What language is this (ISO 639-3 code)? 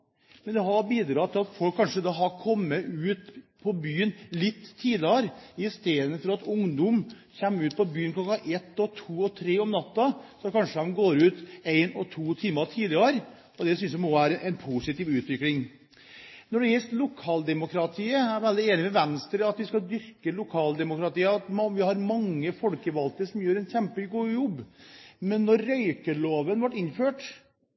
nob